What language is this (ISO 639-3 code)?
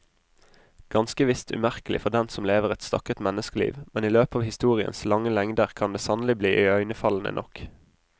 nor